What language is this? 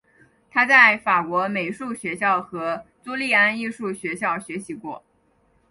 Chinese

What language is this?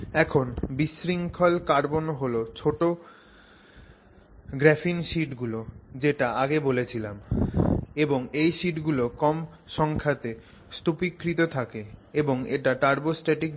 Bangla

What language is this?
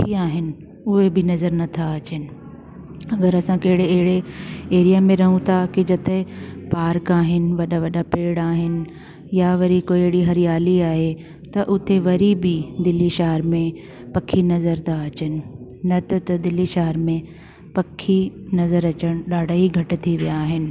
Sindhi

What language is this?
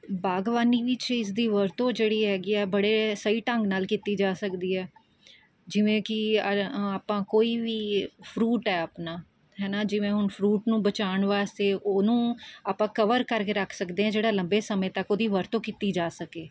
Punjabi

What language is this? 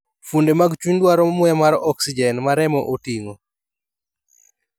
Luo (Kenya and Tanzania)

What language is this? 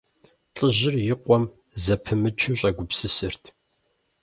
Kabardian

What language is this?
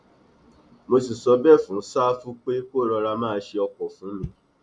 Yoruba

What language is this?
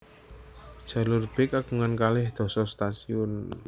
Javanese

